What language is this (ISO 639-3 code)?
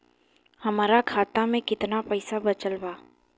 bho